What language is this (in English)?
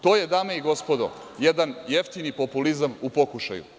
Serbian